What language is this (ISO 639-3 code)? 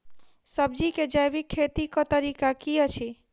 mai